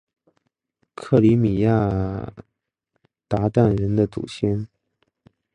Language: Chinese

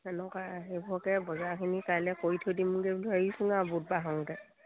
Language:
Assamese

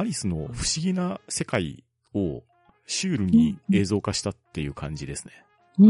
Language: Japanese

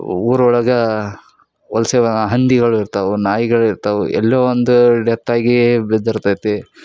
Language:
Kannada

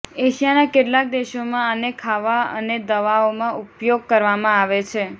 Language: Gujarati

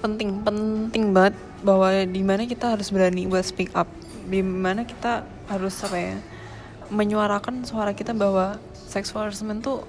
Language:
Indonesian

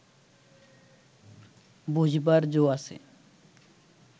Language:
Bangla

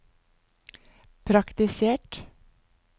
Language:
Norwegian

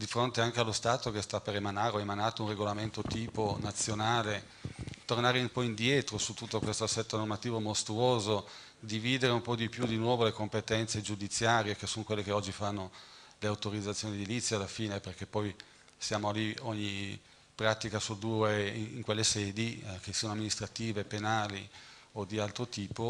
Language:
Italian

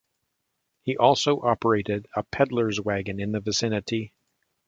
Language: English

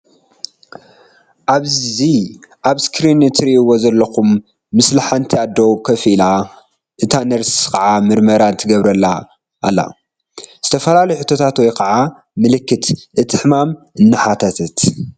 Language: Tigrinya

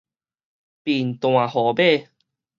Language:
Min Nan Chinese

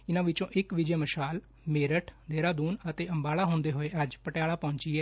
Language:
Punjabi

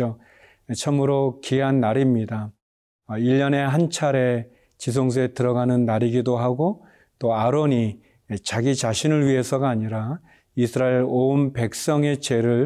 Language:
Korean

